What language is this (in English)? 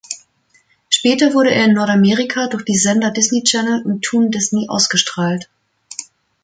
German